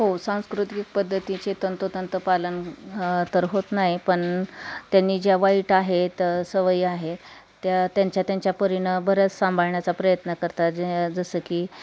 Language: Marathi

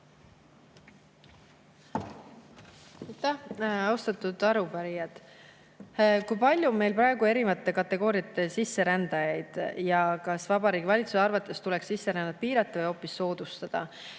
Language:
Estonian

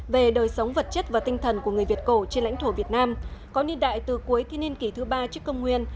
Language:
Vietnamese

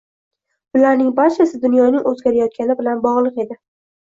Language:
Uzbek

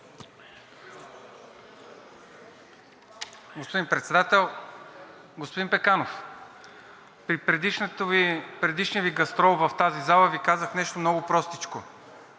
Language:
Bulgarian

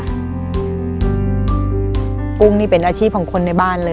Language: Thai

